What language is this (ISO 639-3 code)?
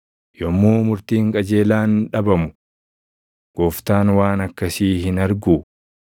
orm